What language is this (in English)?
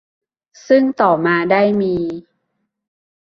Thai